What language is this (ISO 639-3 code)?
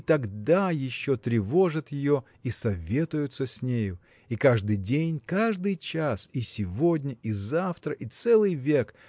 rus